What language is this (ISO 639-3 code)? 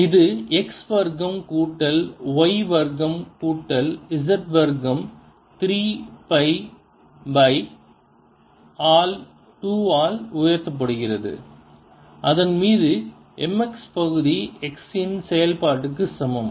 tam